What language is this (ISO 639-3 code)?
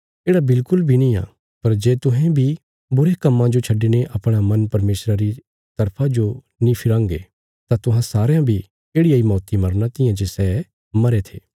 kfs